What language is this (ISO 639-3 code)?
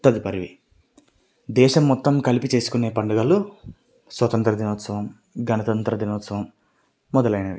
tel